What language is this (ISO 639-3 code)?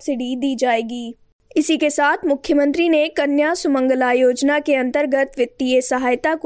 hin